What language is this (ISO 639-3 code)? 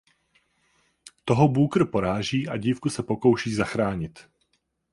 ces